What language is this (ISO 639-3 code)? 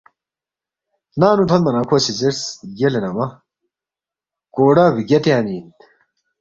bft